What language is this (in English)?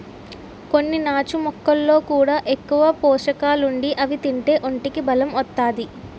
Telugu